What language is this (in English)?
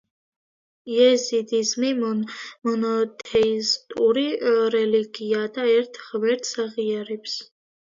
Georgian